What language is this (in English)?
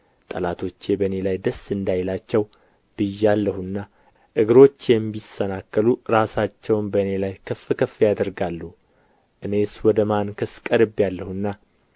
Amharic